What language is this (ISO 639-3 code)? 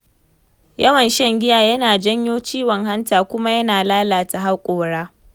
hau